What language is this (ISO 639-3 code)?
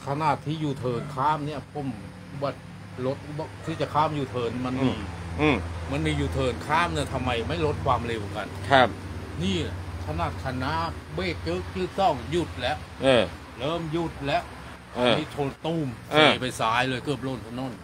tha